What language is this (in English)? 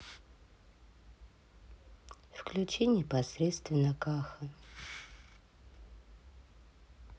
Russian